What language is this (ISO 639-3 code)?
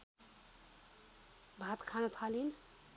nep